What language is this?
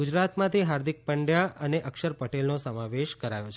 Gujarati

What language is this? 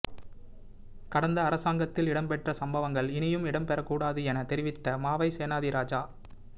Tamil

